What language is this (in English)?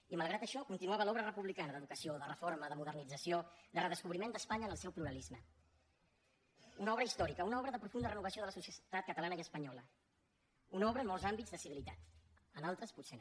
Catalan